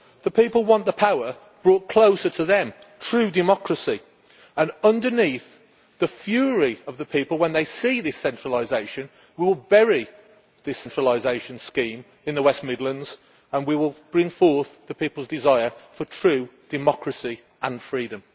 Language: English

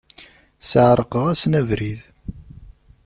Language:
Kabyle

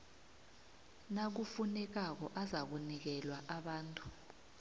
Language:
South Ndebele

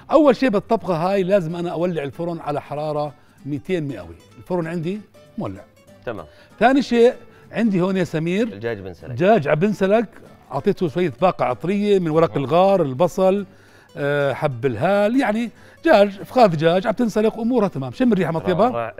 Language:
Arabic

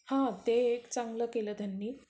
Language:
Marathi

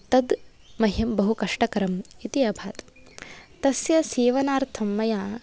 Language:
Sanskrit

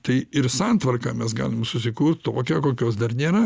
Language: Lithuanian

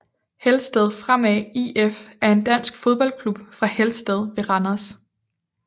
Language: Danish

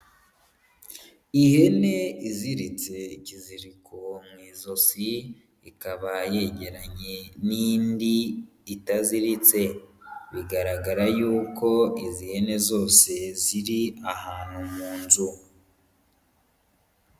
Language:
Kinyarwanda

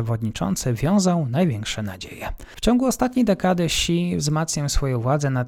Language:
Polish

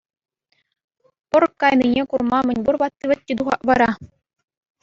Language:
Chuvash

